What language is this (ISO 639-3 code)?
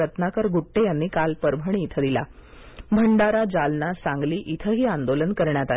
mar